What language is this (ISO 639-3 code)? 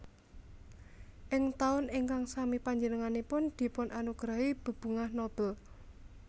jav